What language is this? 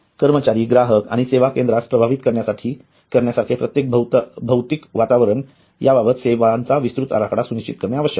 Marathi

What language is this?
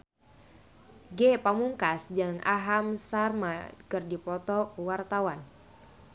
Sundanese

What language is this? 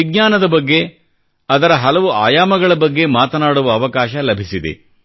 Kannada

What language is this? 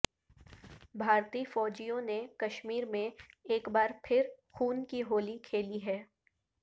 Urdu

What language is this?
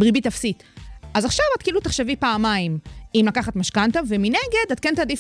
Hebrew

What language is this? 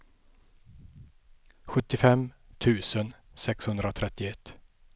Swedish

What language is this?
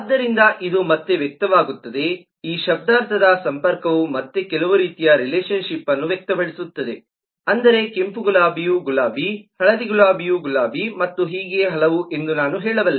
Kannada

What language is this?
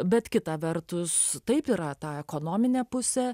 Lithuanian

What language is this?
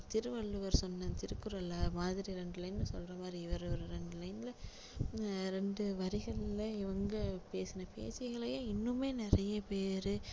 Tamil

